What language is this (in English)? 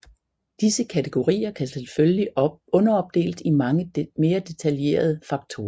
Danish